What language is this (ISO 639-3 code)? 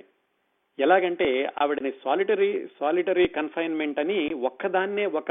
tel